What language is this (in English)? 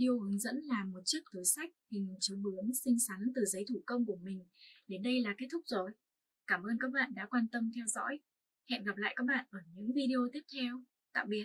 Vietnamese